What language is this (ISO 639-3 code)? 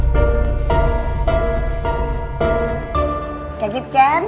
ind